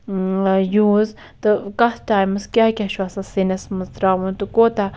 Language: Kashmiri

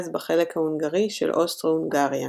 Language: Hebrew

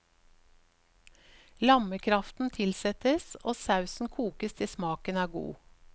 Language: Norwegian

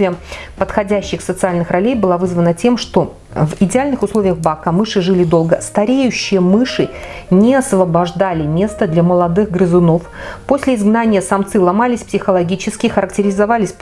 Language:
Russian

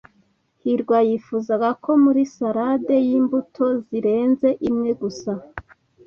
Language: Kinyarwanda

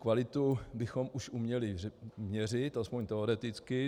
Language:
Czech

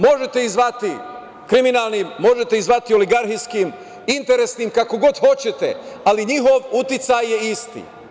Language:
Serbian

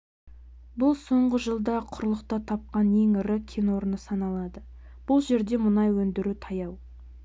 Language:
Kazakh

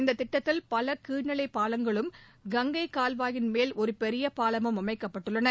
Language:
Tamil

